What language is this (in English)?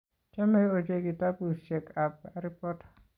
Kalenjin